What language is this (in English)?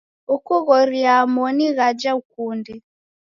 Taita